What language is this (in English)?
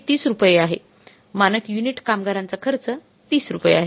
Marathi